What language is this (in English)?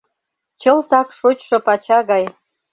Mari